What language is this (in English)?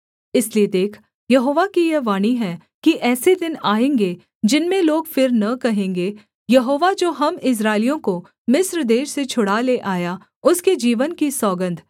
Hindi